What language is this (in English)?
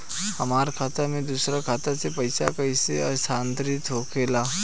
Bhojpuri